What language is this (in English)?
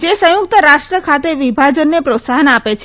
Gujarati